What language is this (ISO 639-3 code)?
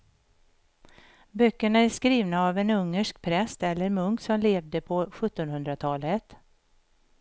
swe